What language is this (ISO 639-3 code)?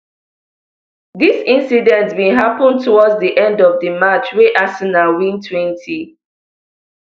pcm